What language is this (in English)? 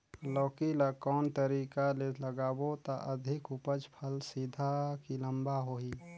Chhattisgarhi